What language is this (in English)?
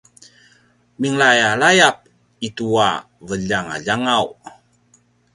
Paiwan